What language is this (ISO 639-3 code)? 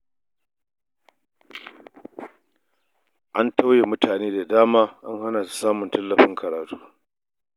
hau